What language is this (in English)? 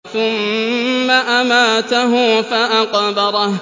Arabic